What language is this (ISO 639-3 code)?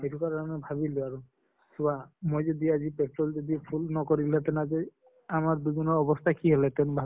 asm